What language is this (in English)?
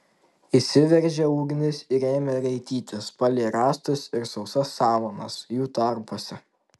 Lithuanian